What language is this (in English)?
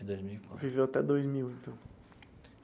Portuguese